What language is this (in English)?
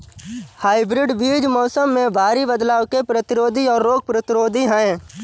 Hindi